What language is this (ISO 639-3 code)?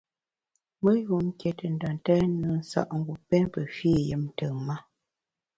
bax